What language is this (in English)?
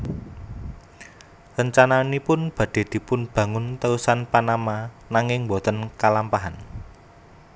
Javanese